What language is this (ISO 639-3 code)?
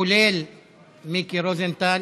heb